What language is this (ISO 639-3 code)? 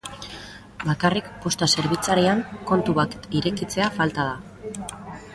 eus